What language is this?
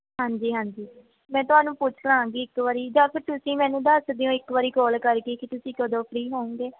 Punjabi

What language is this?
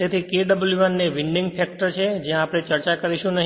Gujarati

